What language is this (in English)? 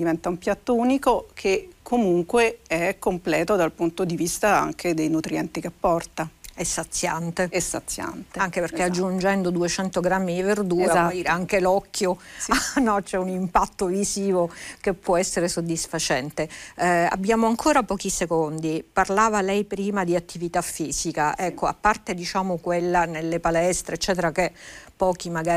Italian